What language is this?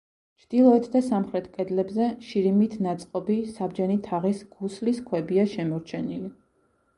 Georgian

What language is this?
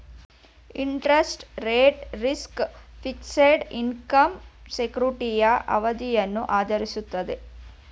Kannada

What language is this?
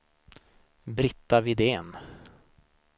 Swedish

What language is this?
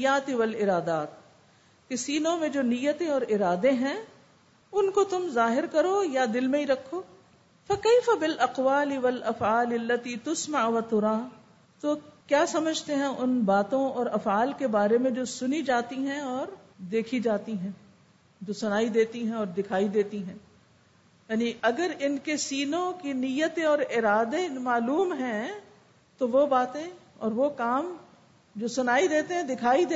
Urdu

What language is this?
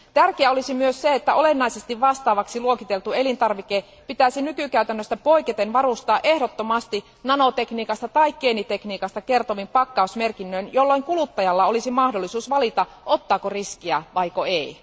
Finnish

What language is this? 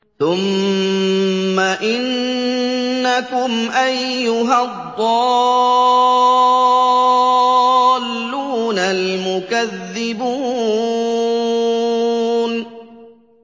Arabic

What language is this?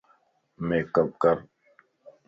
Lasi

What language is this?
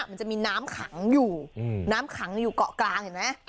Thai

